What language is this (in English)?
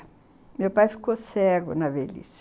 Portuguese